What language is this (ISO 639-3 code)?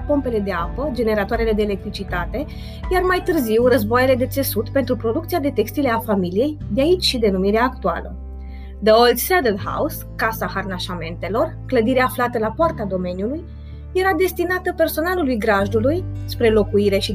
ron